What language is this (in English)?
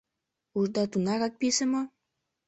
Mari